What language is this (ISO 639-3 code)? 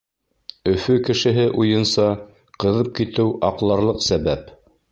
bak